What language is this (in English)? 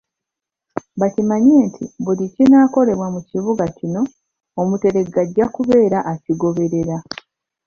Ganda